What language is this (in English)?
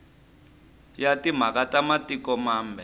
Tsonga